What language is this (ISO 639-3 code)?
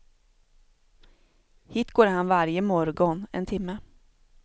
swe